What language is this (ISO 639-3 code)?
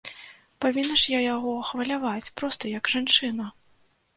bel